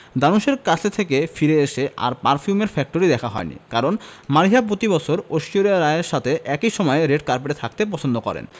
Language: Bangla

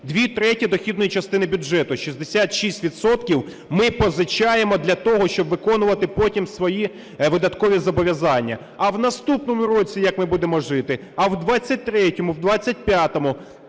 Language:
Ukrainian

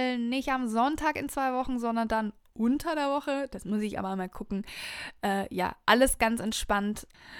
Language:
German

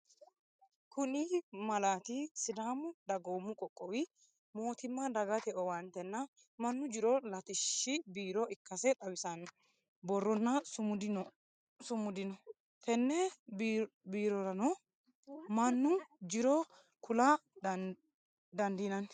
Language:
Sidamo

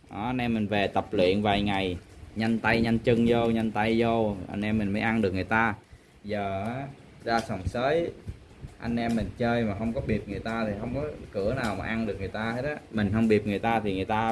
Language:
Vietnamese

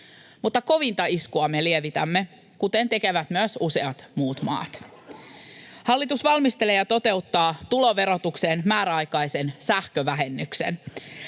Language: Finnish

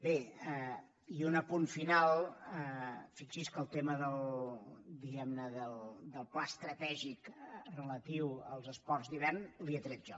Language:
Catalan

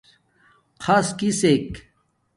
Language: Domaaki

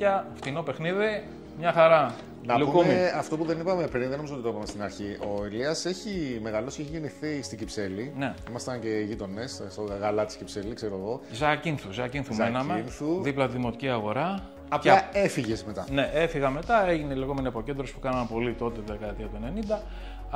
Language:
Greek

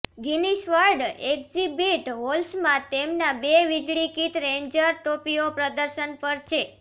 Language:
Gujarati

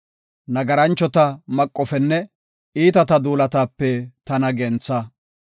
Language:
Gofa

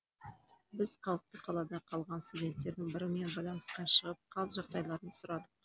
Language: Kazakh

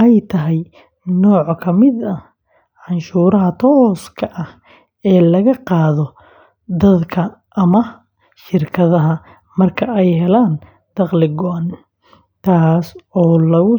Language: Somali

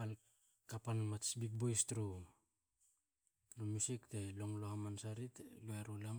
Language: Hakö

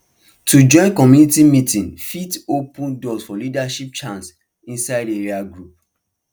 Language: Nigerian Pidgin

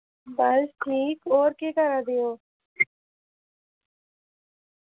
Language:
Dogri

